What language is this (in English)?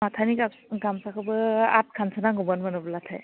Bodo